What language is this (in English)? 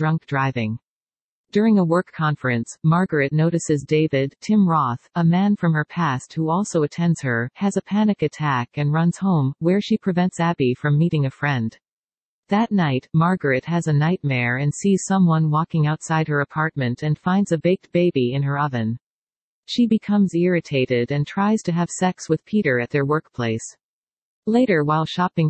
English